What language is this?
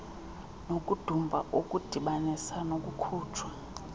Xhosa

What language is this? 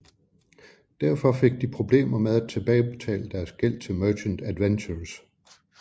Danish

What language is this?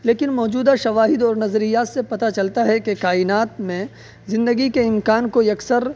Urdu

